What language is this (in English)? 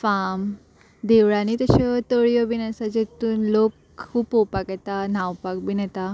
Konkani